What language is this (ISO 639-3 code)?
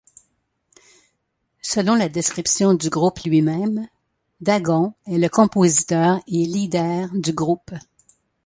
fra